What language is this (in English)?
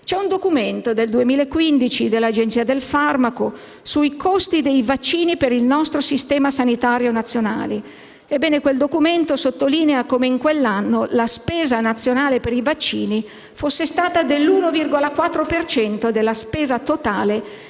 Italian